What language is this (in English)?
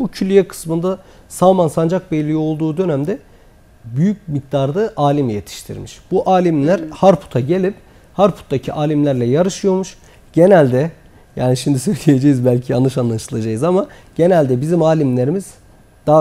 Turkish